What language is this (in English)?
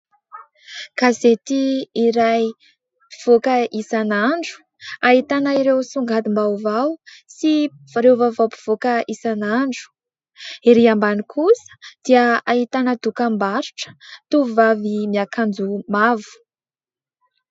Malagasy